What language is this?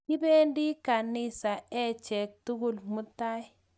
Kalenjin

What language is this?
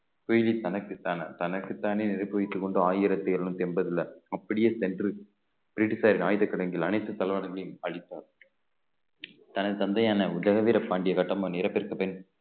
Tamil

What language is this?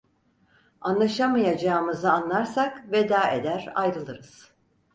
Turkish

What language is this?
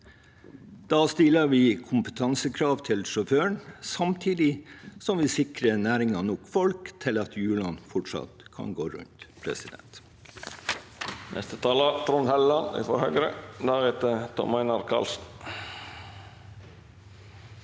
Norwegian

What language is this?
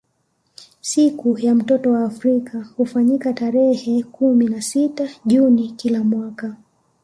Swahili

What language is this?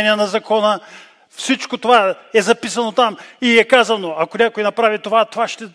Bulgarian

